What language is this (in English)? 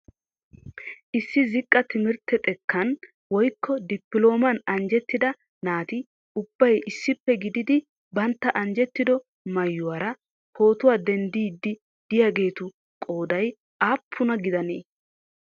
Wolaytta